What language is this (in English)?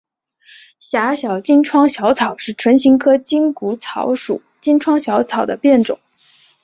Chinese